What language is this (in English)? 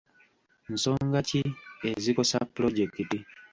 Ganda